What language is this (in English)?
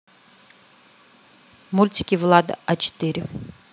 Russian